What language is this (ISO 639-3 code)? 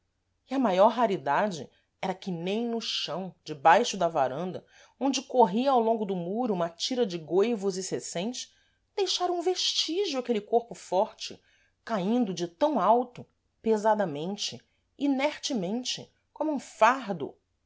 por